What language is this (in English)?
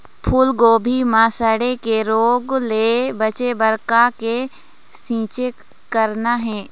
Chhattisgarhi